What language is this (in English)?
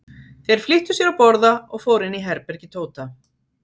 Icelandic